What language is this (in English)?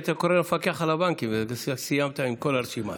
Hebrew